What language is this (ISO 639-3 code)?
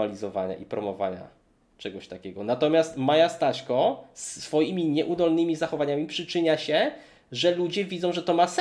pol